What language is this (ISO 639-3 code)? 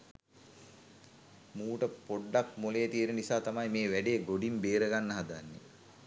sin